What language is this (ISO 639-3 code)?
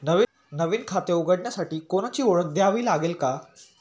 mar